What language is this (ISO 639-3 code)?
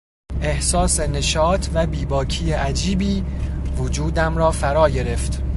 fas